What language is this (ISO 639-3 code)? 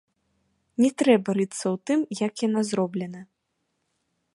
bel